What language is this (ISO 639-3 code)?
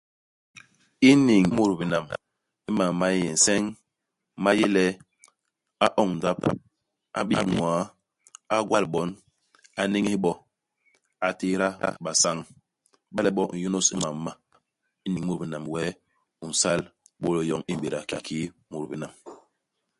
bas